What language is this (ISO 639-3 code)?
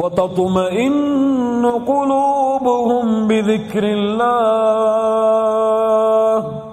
ara